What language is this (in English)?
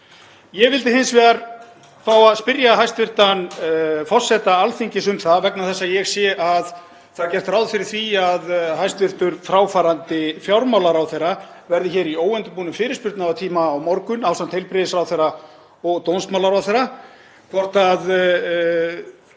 Icelandic